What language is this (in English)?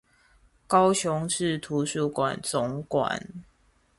Chinese